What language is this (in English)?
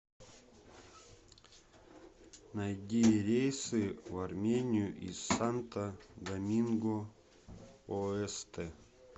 Russian